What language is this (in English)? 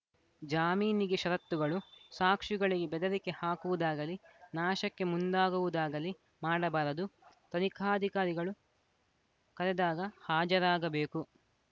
Kannada